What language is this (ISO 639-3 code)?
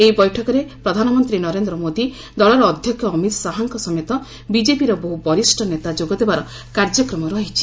ori